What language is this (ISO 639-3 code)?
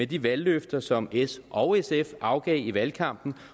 dan